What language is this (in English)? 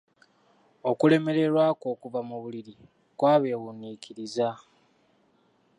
Ganda